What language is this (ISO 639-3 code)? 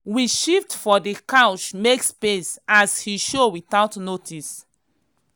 pcm